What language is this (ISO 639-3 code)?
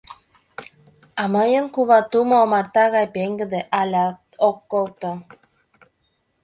chm